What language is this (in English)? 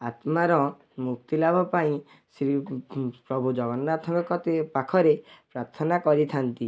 Odia